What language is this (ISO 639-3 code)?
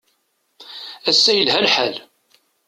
kab